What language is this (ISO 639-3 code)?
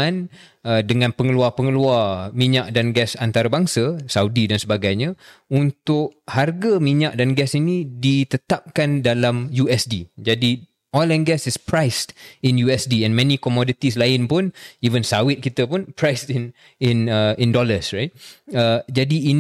msa